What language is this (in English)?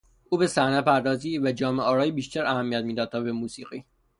Persian